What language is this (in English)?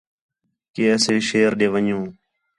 Khetrani